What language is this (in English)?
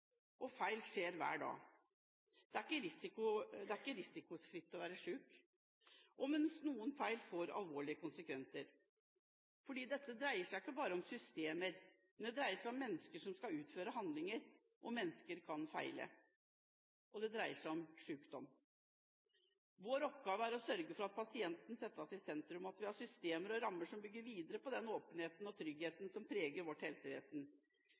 Norwegian Bokmål